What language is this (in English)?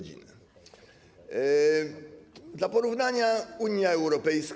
Polish